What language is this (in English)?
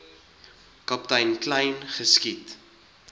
Afrikaans